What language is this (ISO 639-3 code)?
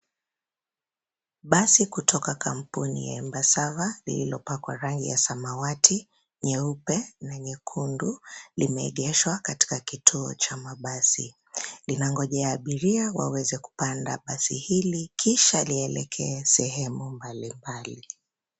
swa